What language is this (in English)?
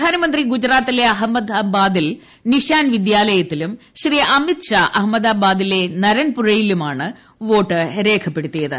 Malayalam